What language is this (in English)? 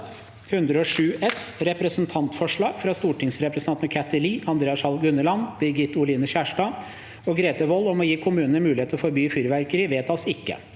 Norwegian